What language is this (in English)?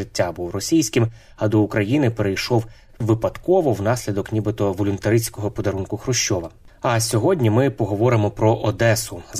Ukrainian